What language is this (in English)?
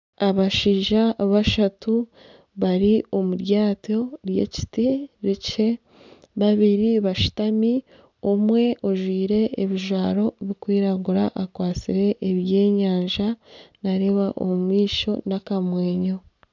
Nyankole